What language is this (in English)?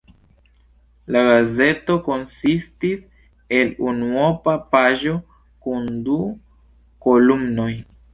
Esperanto